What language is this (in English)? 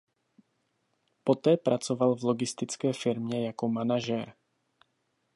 Czech